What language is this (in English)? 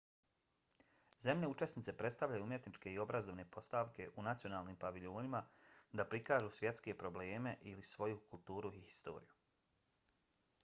Bosnian